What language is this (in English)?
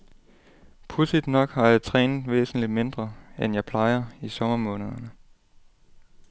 Danish